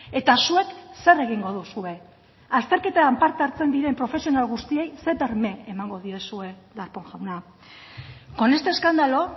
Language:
Basque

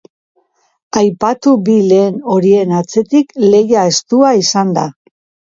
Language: Basque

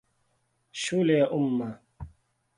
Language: Swahili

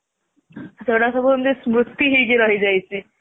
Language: Odia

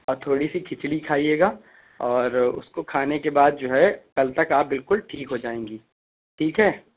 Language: Urdu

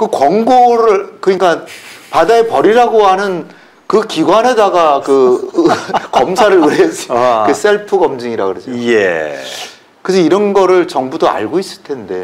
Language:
Korean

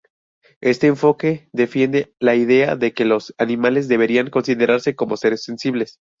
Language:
Spanish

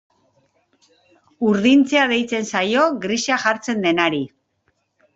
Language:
Basque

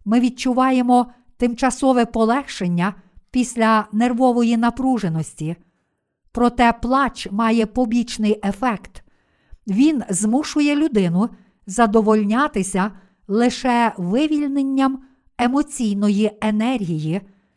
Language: Ukrainian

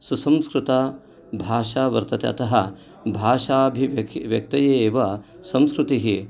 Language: Sanskrit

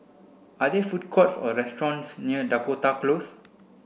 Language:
English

